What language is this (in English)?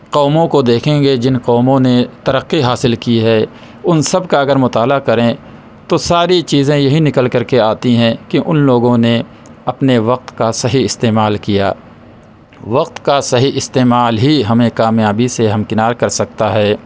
Urdu